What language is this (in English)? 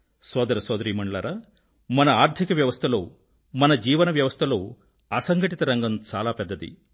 Telugu